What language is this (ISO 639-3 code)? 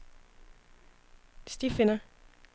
dan